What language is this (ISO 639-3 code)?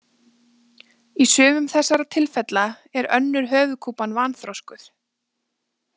isl